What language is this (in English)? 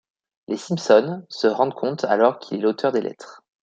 French